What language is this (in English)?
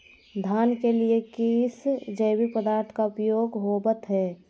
Magahi